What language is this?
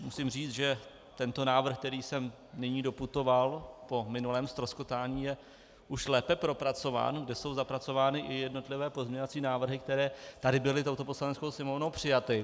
Czech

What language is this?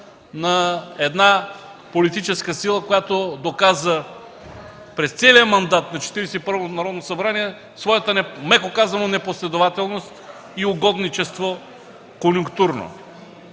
Bulgarian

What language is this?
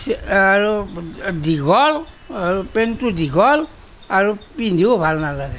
Assamese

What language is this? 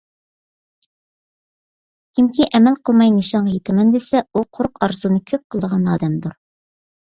Uyghur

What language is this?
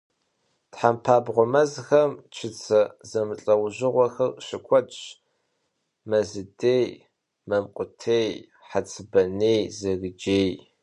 Kabardian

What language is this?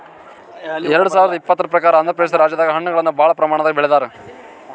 Kannada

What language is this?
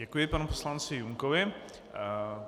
Czech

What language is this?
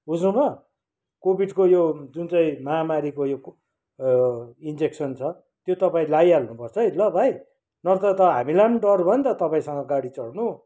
Nepali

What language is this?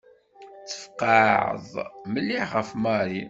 Kabyle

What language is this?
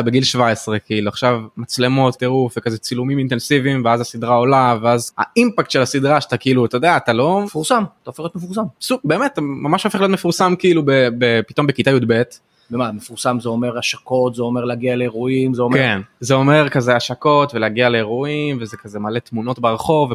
Hebrew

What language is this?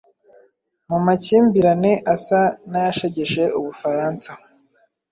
Kinyarwanda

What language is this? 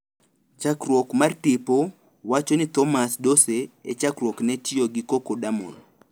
Luo (Kenya and Tanzania)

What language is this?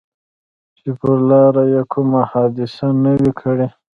Pashto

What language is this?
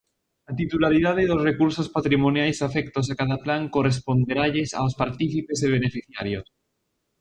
Galician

